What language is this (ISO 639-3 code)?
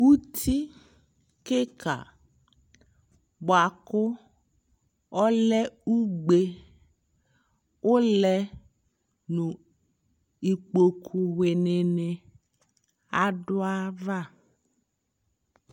kpo